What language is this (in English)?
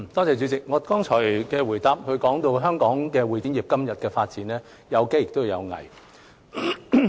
Cantonese